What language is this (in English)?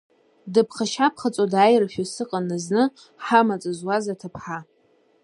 Abkhazian